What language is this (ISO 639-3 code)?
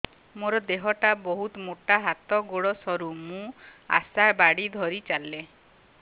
ori